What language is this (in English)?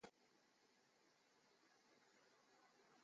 Chinese